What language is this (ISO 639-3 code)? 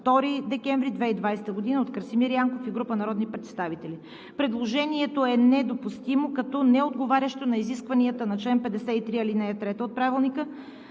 bul